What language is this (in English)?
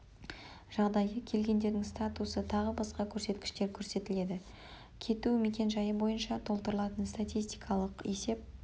Kazakh